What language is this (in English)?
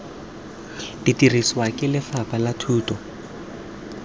Tswana